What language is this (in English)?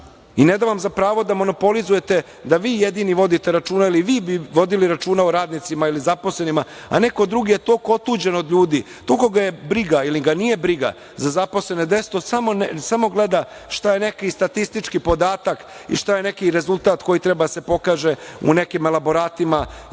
Serbian